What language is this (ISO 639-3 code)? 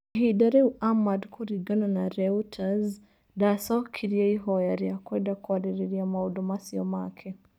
kik